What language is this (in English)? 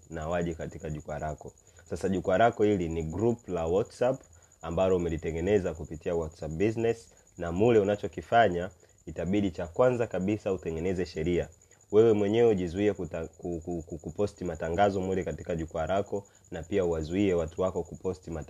Swahili